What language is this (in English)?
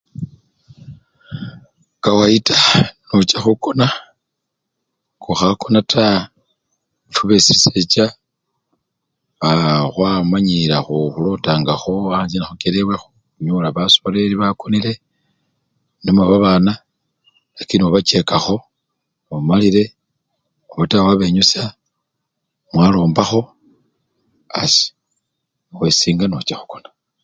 Luyia